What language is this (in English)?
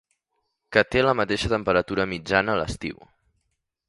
Catalan